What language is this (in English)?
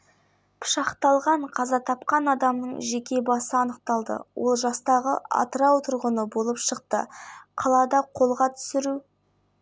Kazakh